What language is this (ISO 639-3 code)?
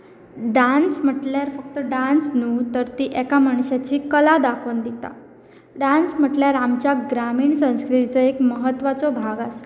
kok